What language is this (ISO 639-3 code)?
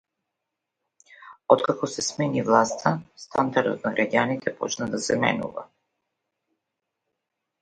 mkd